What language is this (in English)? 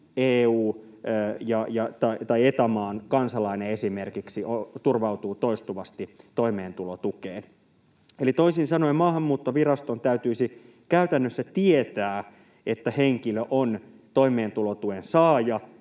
Finnish